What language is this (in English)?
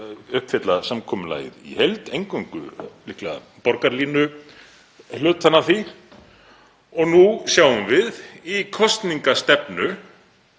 Icelandic